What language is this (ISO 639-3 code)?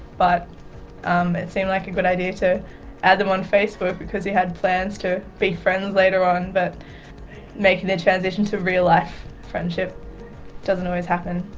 eng